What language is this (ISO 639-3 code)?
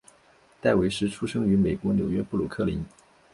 zho